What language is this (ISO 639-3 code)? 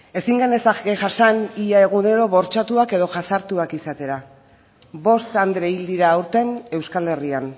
eus